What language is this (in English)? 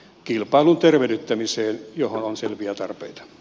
Finnish